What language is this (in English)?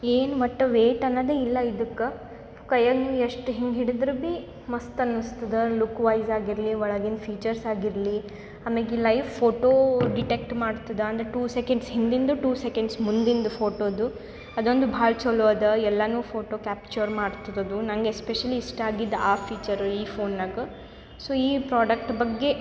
Kannada